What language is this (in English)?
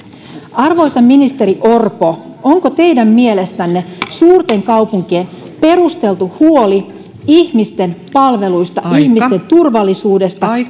Finnish